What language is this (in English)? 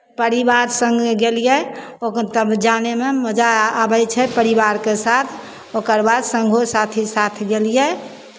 Maithili